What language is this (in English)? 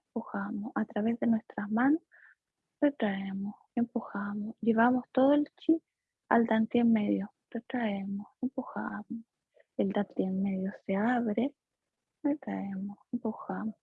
Spanish